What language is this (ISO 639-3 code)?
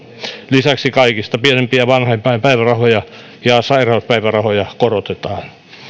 fin